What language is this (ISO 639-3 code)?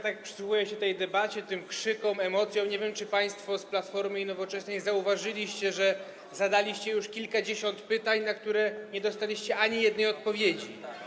pol